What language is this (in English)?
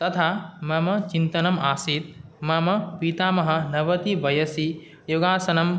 Sanskrit